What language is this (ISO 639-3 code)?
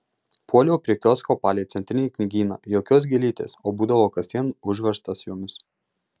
lit